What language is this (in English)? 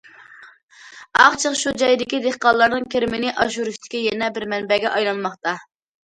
Uyghur